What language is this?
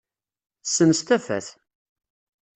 Kabyle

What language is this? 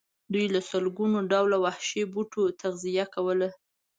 Pashto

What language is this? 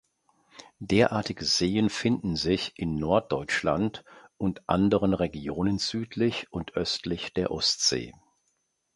German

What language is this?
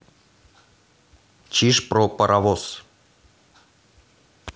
Russian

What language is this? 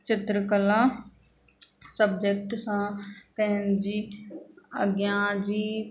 Sindhi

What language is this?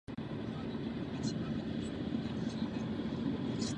Czech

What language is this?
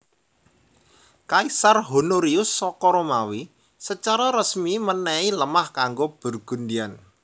Javanese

